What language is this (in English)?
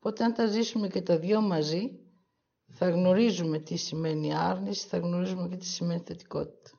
Greek